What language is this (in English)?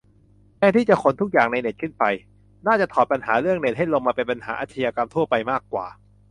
Thai